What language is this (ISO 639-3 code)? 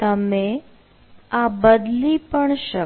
guj